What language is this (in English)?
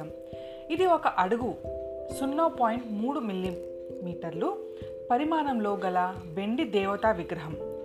Telugu